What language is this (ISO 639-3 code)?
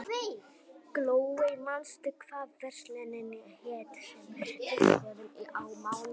isl